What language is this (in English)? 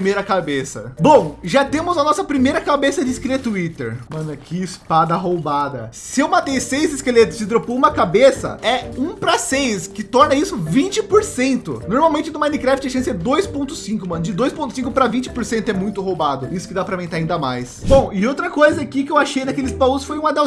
Portuguese